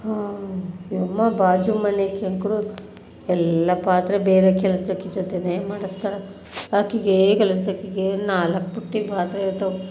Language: Kannada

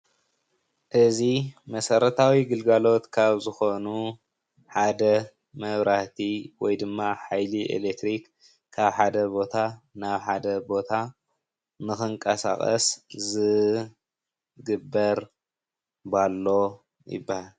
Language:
Tigrinya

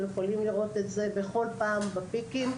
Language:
Hebrew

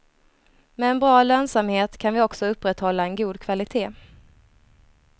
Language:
Swedish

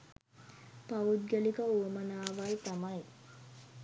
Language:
Sinhala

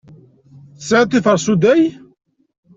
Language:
Kabyle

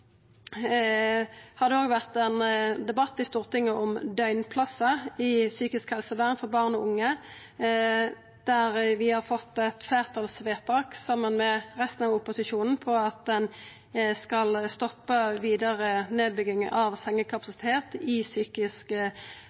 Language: Norwegian Nynorsk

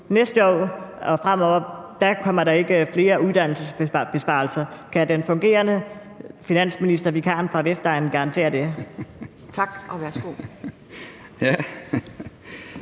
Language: Danish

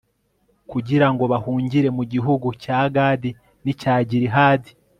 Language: Kinyarwanda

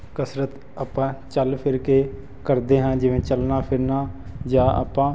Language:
Punjabi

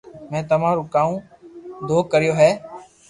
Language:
Loarki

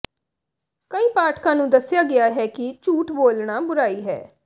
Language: Punjabi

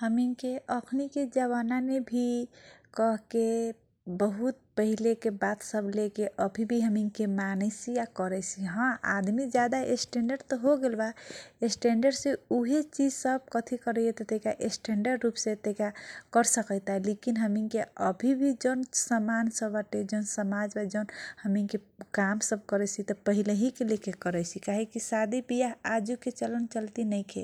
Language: Kochila Tharu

